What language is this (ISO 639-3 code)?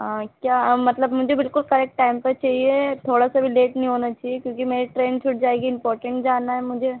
urd